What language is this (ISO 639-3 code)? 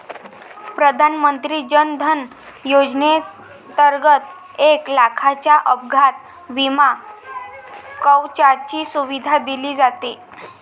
mar